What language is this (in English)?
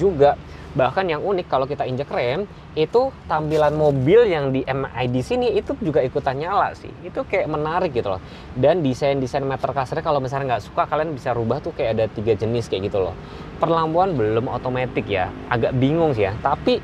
Indonesian